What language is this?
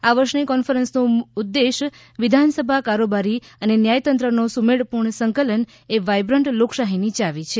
Gujarati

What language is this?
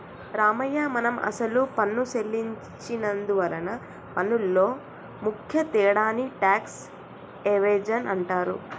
Telugu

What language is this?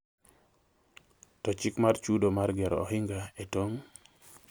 Luo (Kenya and Tanzania)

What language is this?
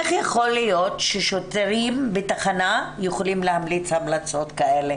Hebrew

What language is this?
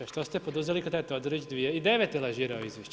Croatian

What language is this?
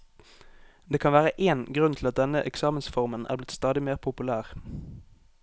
Norwegian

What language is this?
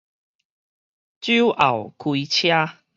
Min Nan Chinese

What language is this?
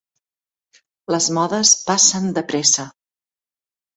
Catalan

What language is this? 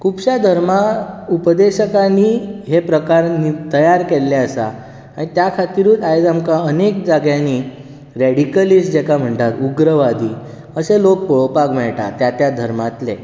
Konkani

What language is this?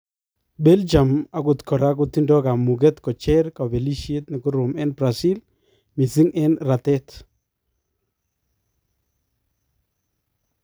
Kalenjin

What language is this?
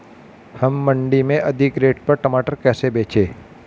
Hindi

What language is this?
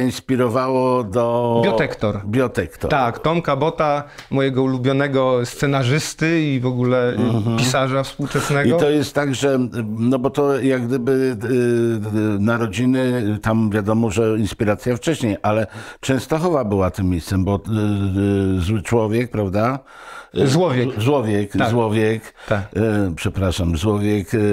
Polish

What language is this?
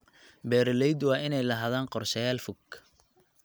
Somali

